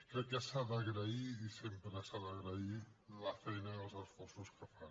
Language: Catalan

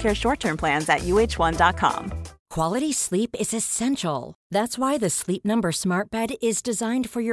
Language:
Swedish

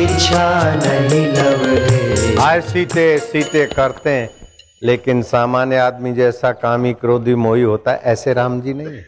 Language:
Hindi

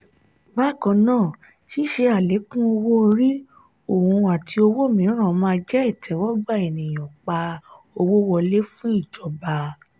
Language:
Yoruba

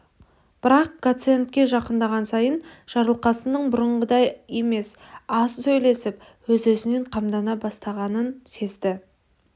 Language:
Kazakh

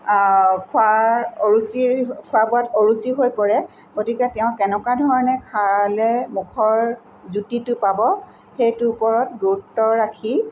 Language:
Assamese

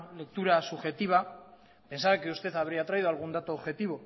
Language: Spanish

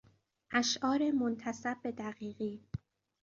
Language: Persian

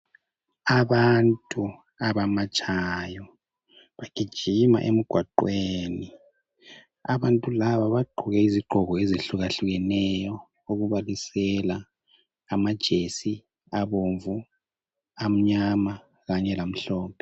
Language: North Ndebele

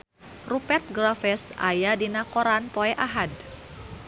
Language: Sundanese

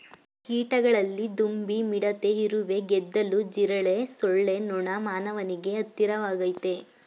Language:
Kannada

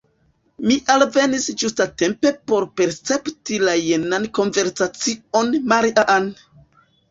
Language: Esperanto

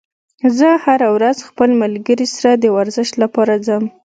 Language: Pashto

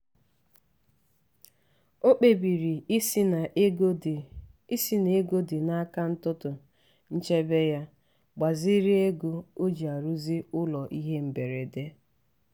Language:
Igbo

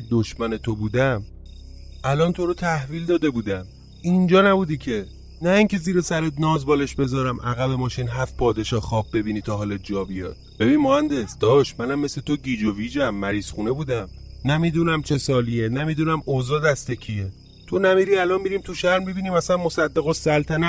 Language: Persian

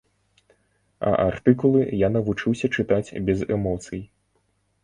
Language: Belarusian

